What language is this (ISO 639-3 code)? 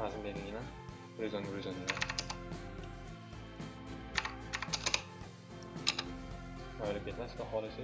tur